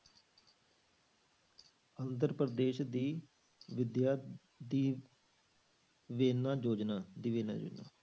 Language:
Punjabi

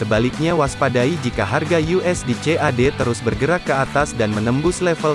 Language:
Indonesian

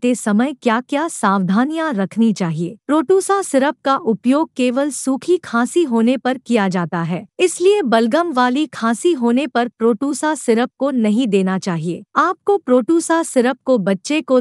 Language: Hindi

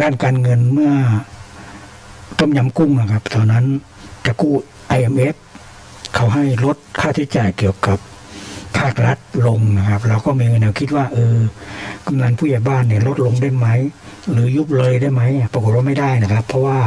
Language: Thai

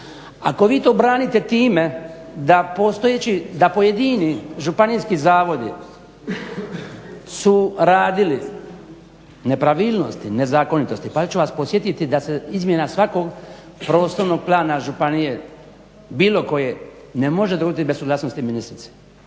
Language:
Croatian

